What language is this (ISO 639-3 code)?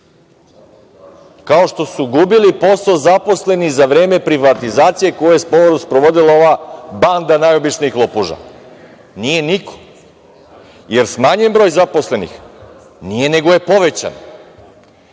srp